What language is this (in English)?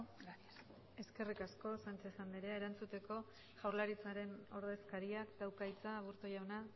Basque